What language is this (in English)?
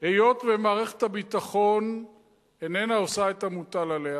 Hebrew